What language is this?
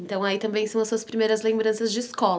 Portuguese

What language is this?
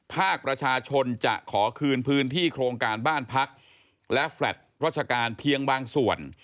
Thai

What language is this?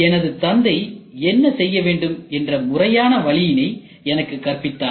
Tamil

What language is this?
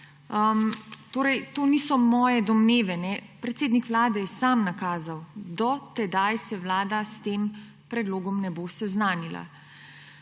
Slovenian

